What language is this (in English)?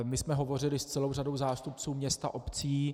Czech